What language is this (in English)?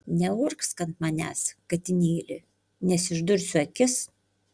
Lithuanian